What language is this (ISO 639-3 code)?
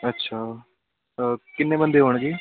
pan